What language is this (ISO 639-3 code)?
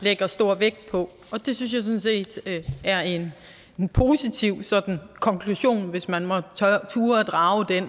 dan